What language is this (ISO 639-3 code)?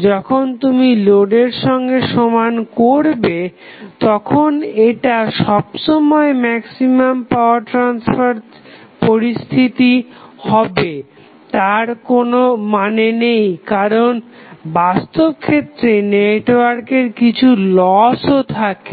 ben